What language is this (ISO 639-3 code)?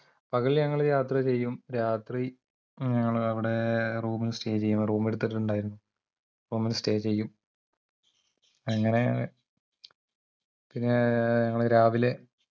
mal